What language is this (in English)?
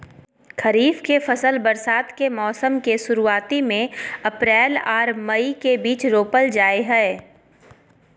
Maithili